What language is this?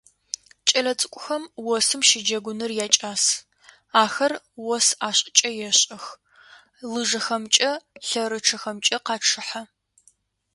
Adyghe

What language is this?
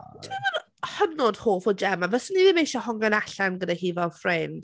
Welsh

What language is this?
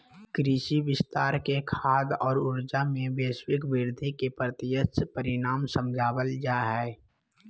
Magahi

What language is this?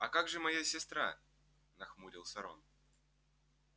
Russian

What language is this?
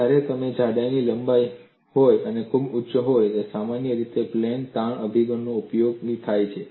Gujarati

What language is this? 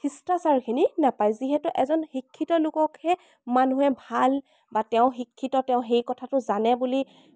Assamese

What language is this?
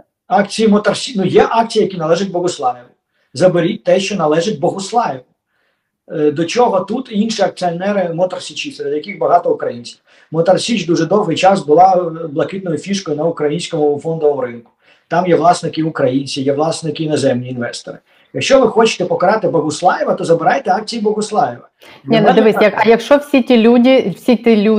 Ukrainian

